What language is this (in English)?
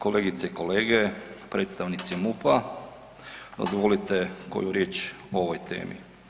Croatian